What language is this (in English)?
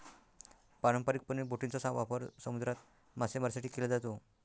Marathi